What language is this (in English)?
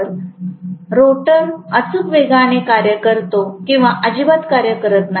Marathi